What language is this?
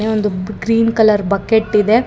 Kannada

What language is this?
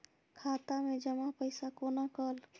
Maithili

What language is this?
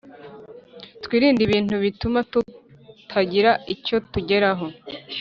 Kinyarwanda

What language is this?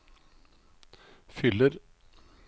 Norwegian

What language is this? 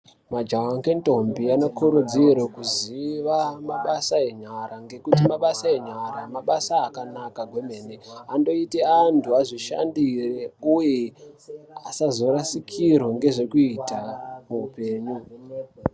Ndau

